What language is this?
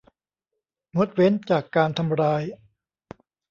Thai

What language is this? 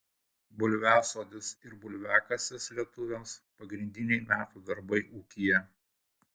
Lithuanian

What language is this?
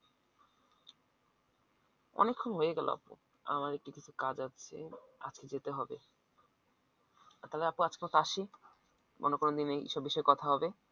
Bangla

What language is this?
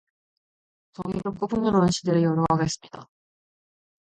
Korean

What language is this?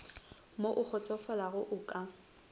Northern Sotho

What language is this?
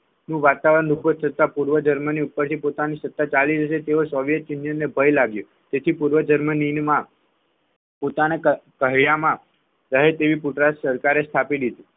Gujarati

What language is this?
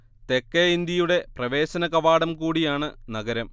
Malayalam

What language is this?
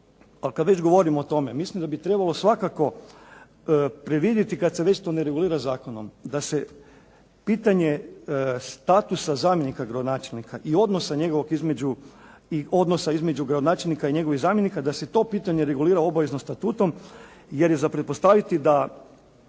Croatian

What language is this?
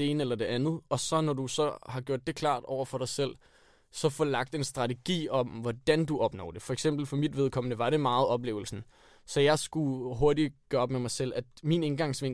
Danish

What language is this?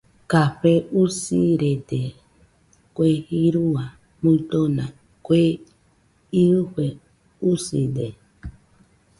Nüpode Huitoto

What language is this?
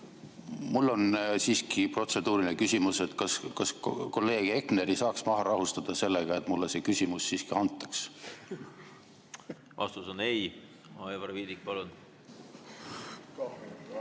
Estonian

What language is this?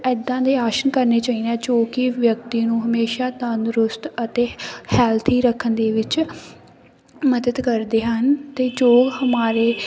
Punjabi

